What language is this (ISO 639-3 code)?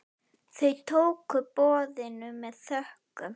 isl